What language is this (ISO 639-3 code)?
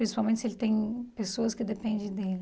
por